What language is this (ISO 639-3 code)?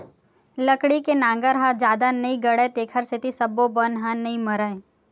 hne